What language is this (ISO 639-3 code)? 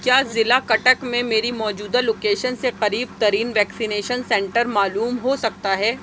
urd